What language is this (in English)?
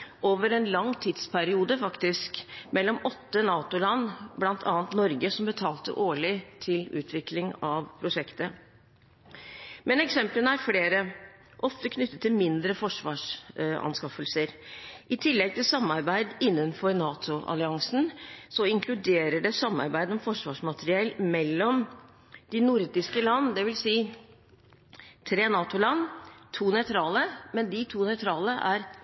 Norwegian Bokmål